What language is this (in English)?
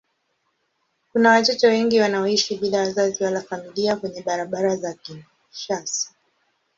Swahili